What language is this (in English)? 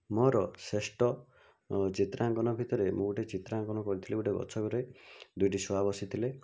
Odia